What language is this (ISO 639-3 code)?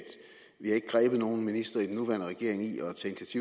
dan